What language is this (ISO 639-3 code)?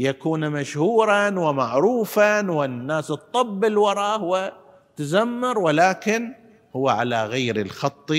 ara